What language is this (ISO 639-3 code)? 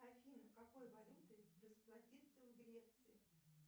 rus